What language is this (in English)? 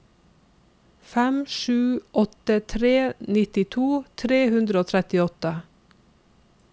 Norwegian